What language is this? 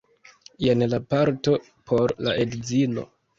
Esperanto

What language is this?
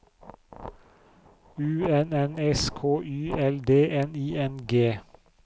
Norwegian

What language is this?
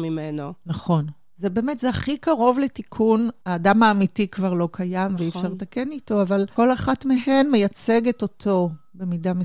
Hebrew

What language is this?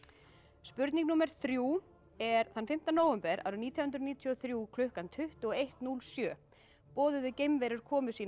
Icelandic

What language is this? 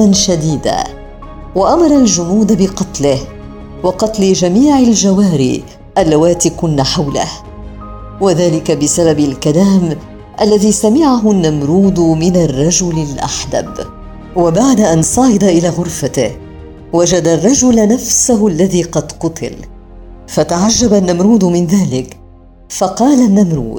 Arabic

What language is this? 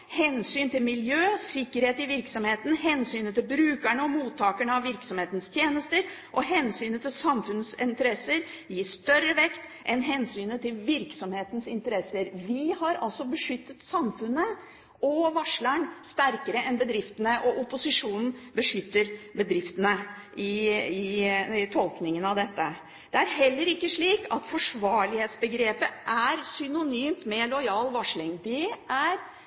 Norwegian Bokmål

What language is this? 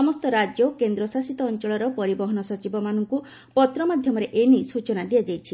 Odia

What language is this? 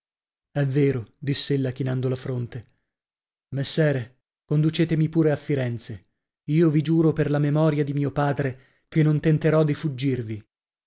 Italian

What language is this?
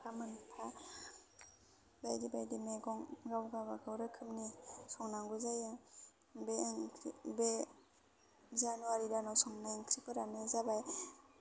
Bodo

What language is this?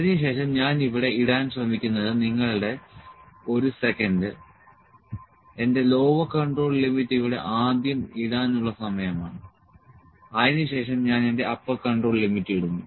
Malayalam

